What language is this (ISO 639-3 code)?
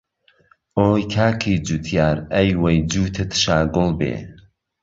ckb